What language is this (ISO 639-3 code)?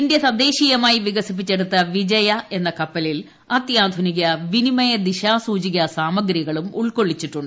mal